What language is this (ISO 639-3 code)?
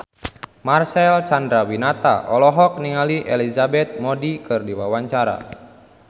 sun